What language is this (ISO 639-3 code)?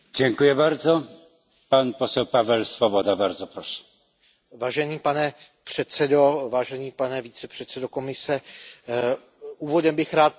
ces